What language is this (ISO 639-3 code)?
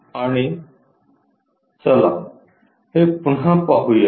mar